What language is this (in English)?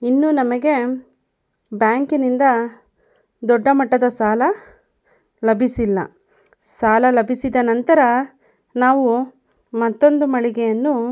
Kannada